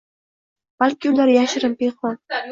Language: Uzbek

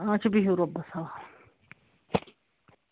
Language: Kashmiri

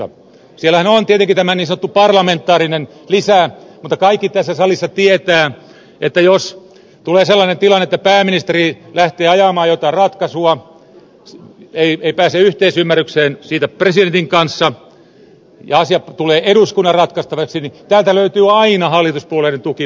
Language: Finnish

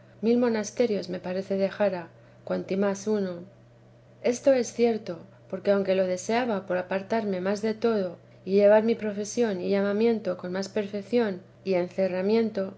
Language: Spanish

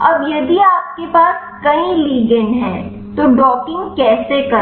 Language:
Hindi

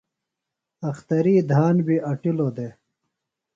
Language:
Phalura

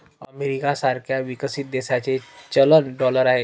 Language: Marathi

